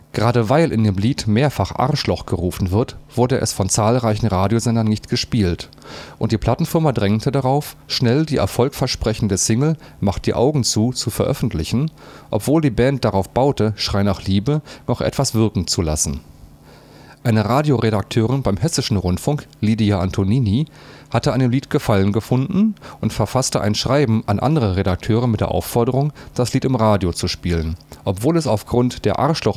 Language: German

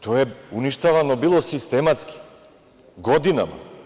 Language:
Serbian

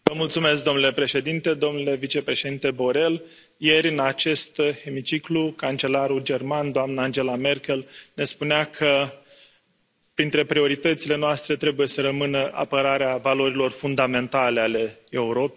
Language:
Romanian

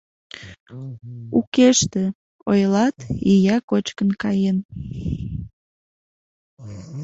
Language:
Mari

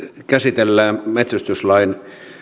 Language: Finnish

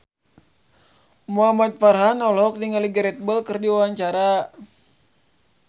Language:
Sundanese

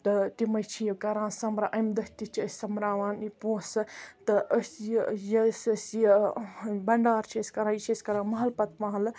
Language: Kashmiri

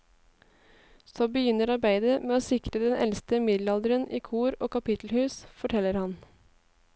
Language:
Norwegian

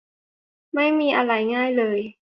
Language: Thai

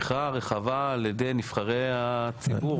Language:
Hebrew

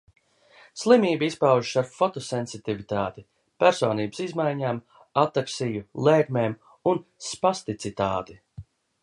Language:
Latvian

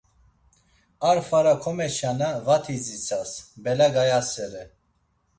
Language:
Laz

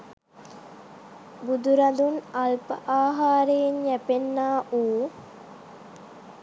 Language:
Sinhala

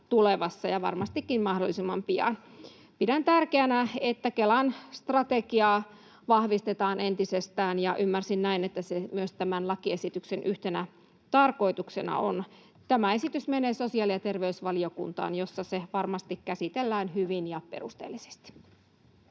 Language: Finnish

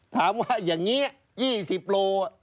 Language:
Thai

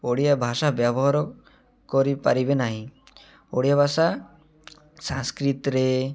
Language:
Odia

